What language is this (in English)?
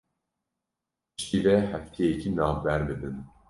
Kurdish